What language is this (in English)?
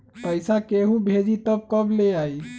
Magahi